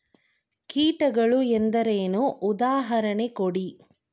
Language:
Kannada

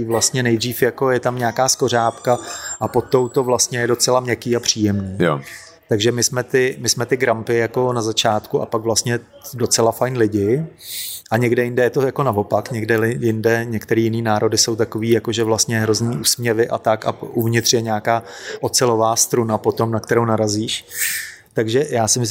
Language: Czech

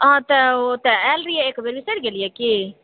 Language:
Maithili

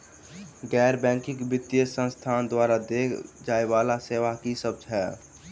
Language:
Maithili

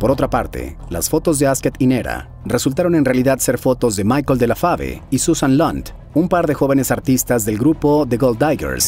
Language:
Spanish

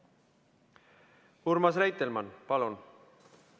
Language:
Estonian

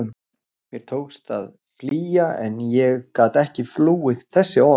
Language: Icelandic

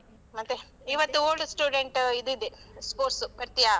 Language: Kannada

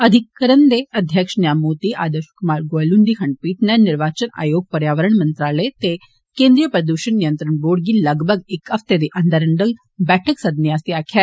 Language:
Dogri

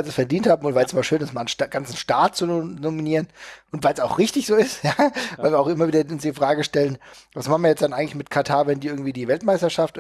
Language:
German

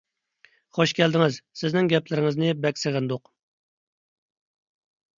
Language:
Uyghur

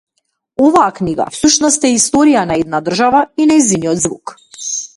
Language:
Macedonian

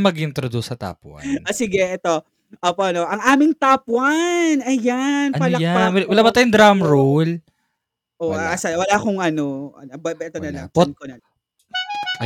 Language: Filipino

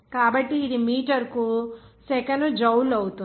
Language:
Telugu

